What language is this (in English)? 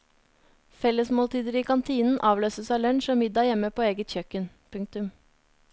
Norwegian